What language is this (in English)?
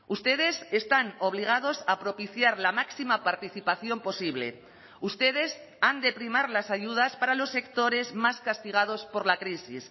Spanish